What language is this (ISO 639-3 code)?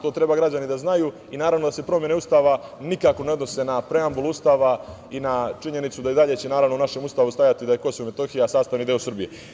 srp